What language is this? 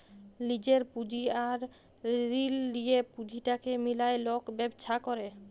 Bangla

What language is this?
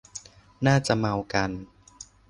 Thai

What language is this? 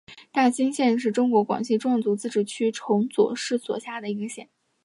Chinese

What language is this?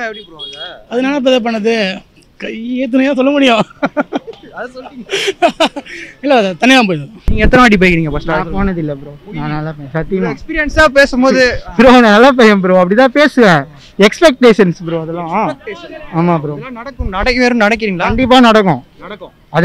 Hindi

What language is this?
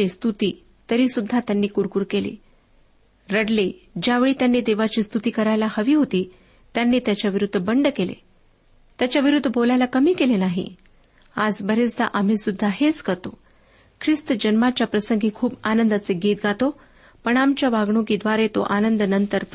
Marathi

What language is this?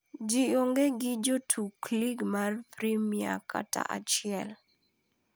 Luo (Kenya and Tanzania)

